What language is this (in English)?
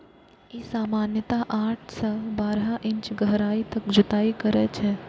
Maithili